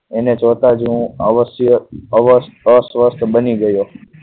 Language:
Gujarati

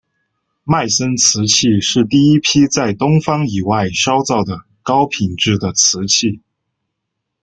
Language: Chinese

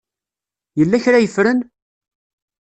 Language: Kabyle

